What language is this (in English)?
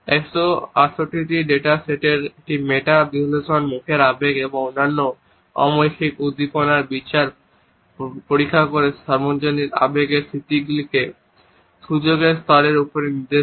Bangla